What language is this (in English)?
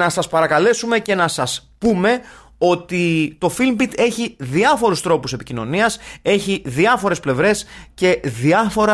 Greek